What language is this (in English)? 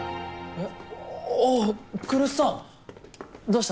Japanese